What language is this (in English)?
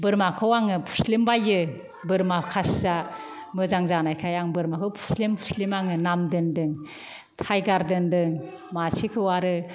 Bodo